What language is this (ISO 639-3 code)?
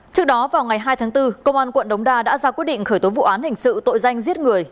vie